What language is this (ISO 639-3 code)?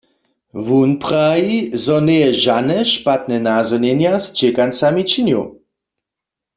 hsb